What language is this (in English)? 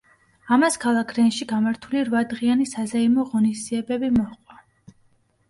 Georgian